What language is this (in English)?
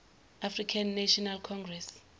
Zulu